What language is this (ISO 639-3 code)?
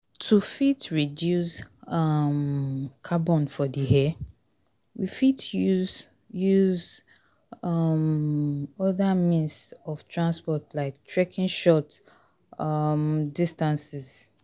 pcm